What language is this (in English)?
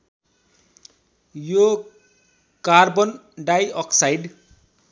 Nepali